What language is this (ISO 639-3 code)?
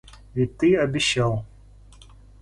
rus